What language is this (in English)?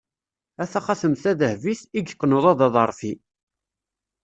Kabyle